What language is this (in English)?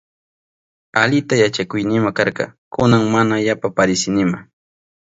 Southern Pastaza Quechua